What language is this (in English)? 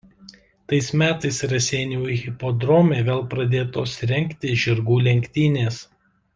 Lithuanian